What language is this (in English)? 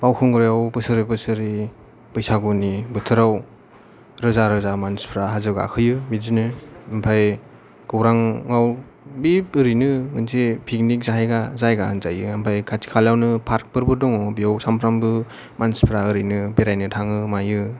Bodo